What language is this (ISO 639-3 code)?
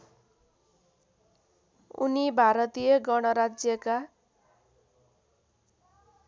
nep